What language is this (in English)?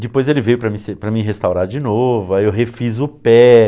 Portuguese